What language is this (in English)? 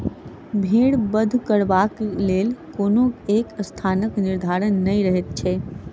Maithili